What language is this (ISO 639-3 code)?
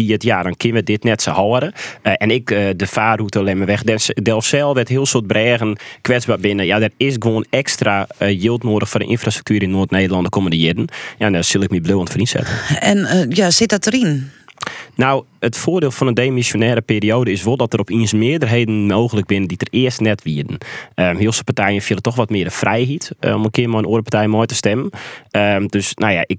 nld